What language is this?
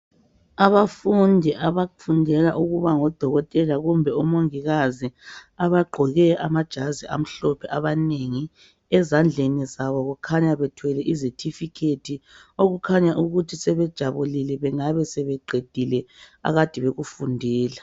North Ndebele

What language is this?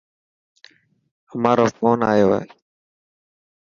Dhatki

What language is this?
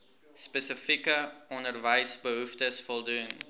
Afrikaans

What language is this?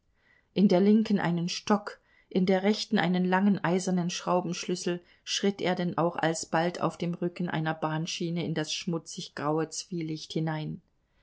German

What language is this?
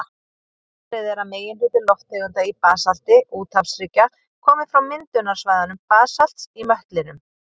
Icelandic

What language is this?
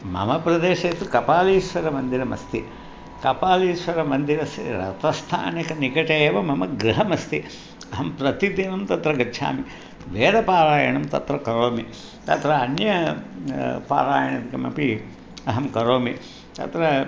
Sanskrit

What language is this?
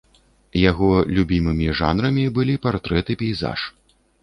Belarusian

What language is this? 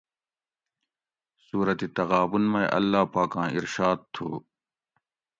Gawri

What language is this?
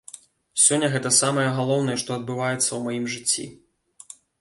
Belarusian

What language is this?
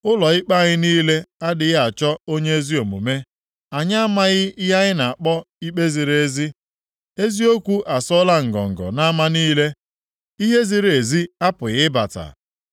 Igbo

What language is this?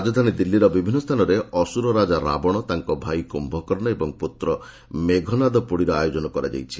Odia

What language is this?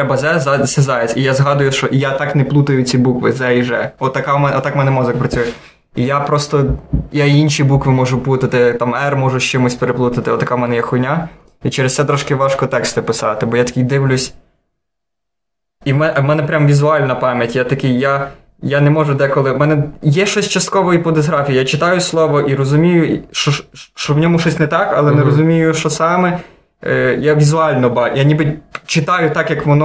Ukrainian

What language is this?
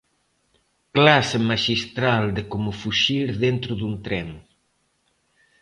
Galician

